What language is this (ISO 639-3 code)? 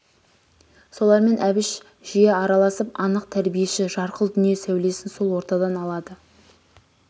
kaz